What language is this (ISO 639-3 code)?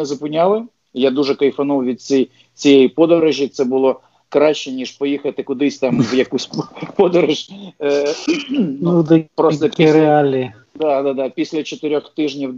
ukr